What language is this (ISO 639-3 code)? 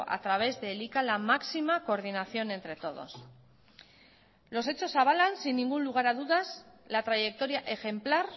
spa